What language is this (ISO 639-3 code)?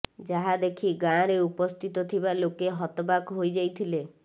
ori